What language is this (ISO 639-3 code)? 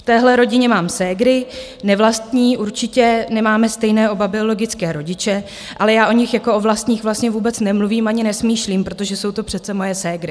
ces